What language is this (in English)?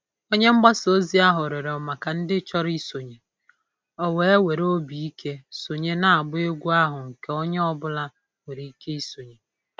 Igbo